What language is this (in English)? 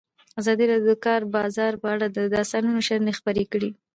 Pashto